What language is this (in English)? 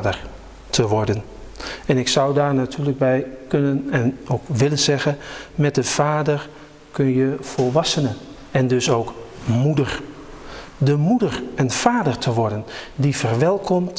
Dutch